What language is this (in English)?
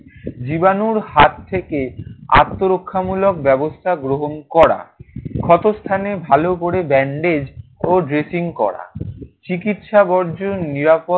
Bangla